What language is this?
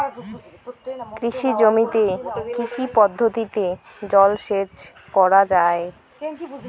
Bangla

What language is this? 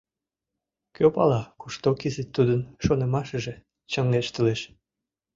Mari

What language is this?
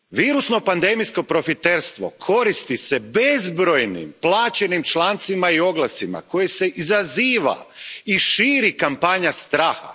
Croatian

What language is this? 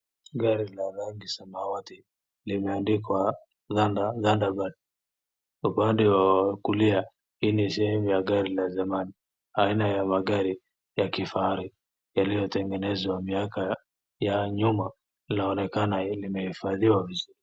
Swahili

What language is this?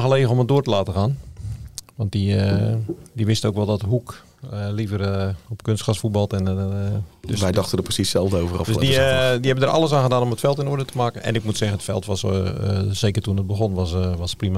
Dutch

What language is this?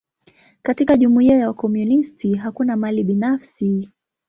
Swahili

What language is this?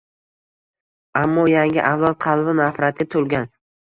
Uzbek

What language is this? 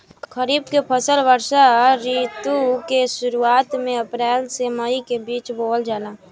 Bhojpuri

